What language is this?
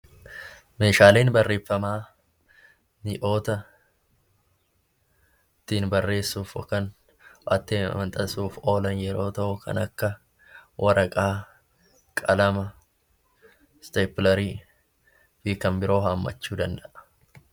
Oromo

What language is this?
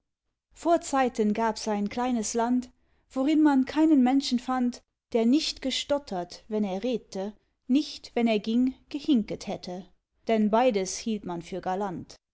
German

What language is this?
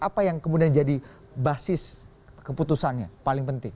Indonesian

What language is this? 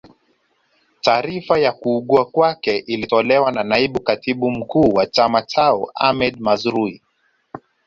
Swahili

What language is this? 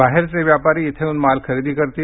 Marathi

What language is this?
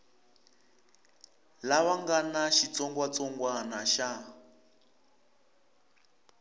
Tsonga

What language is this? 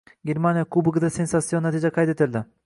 Uzbek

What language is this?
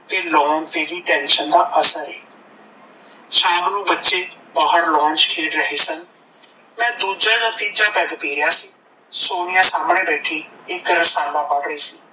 Punjabi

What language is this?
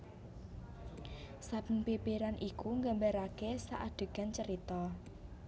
Javanese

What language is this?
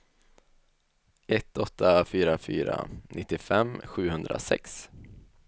Swedish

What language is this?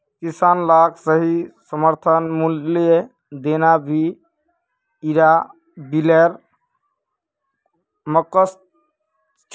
Magahi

